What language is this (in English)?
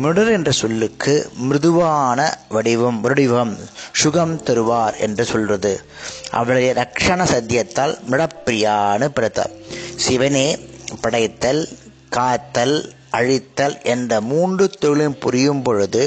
Tamil